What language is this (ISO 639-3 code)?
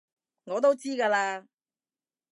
yue